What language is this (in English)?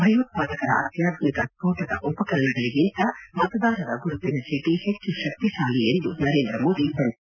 Kannada